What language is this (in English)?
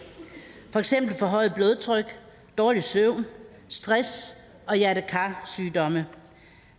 Danish